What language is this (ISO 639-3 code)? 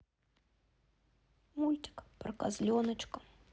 rus